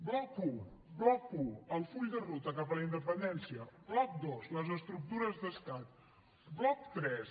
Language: Catalan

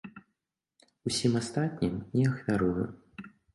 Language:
Belarusian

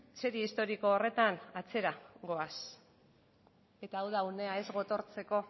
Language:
Basque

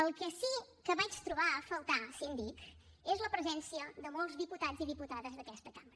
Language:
Catalan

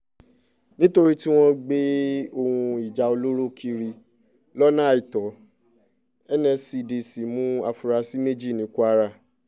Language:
Yoruba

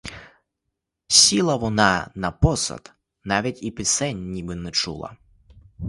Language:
Ukrainian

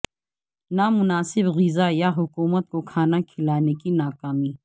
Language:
Urdu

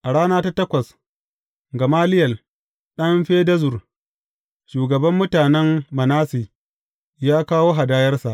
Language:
Hausa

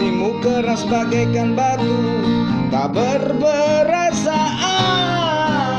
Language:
Javanese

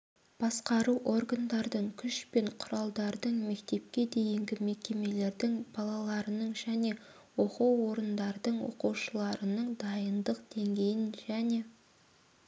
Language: Kazakh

